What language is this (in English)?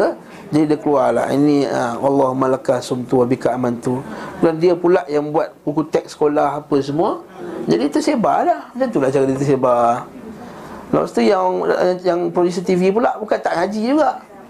Malay